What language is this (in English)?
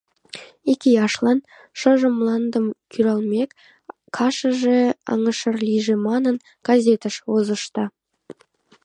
Mari